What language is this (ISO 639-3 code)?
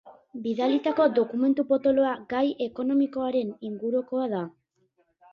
eus